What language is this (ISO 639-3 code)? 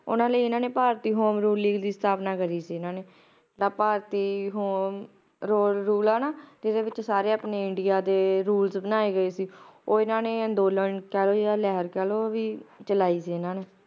pan